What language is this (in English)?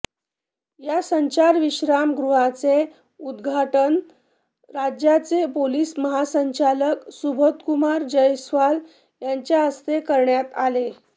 Marathi